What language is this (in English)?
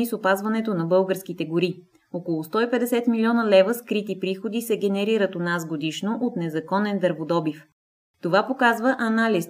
Bulgarian